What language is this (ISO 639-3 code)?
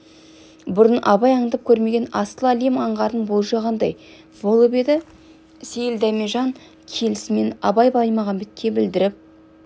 kaz